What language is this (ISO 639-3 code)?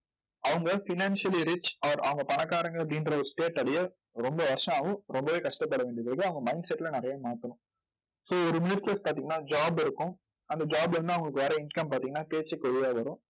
tam